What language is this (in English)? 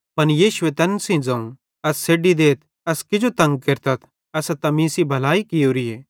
Bhadrawahi